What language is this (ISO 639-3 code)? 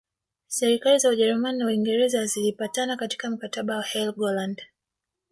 swa